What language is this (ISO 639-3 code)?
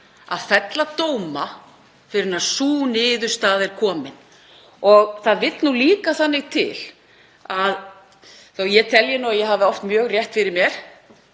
isl